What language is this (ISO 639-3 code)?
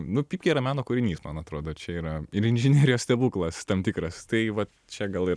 lit